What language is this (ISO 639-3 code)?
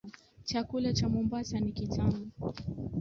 swa